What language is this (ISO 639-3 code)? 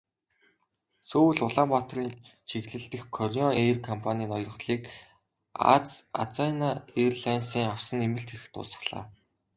mon